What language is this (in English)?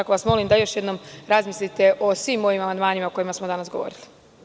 Serbian